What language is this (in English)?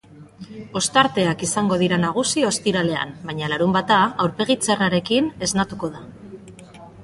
Basque